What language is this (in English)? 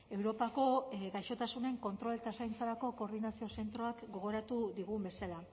Basque